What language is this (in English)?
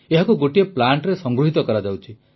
Odia